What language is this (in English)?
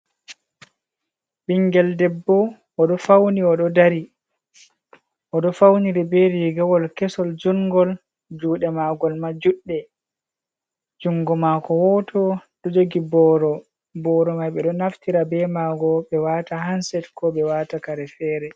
Fula